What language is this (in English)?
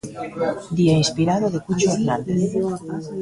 Galician